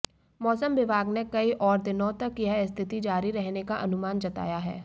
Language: Hindi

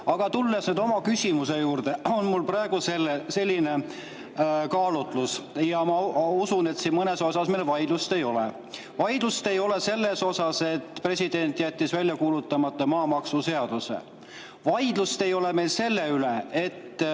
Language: Estonian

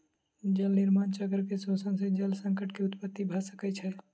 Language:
Maithili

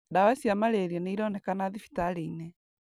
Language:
Kikuyu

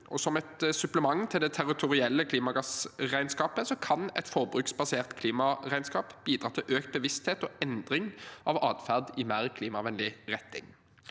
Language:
Norwegian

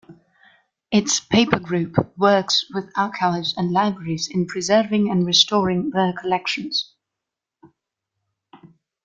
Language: English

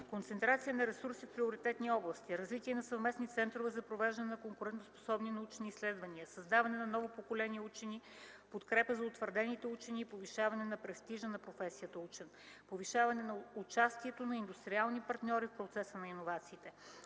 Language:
Bulgarian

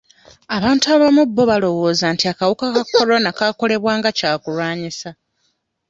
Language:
Ganda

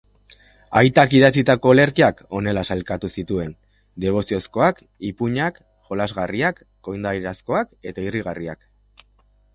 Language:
Basque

